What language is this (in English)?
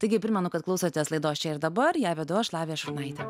Lithuanian